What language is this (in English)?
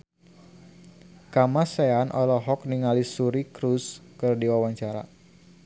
Sundanese